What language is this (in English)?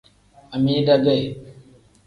Tem